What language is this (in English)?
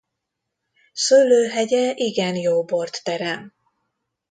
Hungarian